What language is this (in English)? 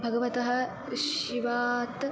Sanskrit